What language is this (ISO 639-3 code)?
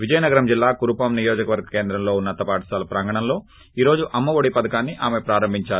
tel